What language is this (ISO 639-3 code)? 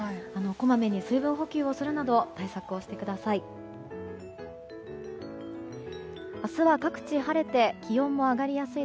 jpn